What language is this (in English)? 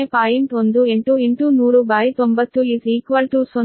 Kannada